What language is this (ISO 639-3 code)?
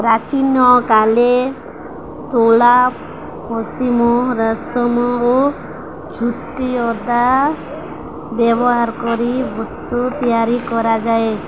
ori